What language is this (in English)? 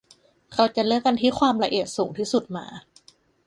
Thai